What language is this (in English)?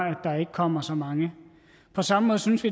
Danish